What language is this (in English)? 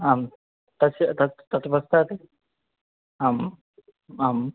Sanskrit